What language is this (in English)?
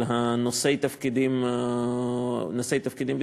Hebrew